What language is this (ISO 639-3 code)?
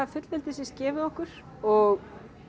isl